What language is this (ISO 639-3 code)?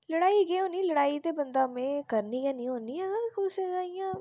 doi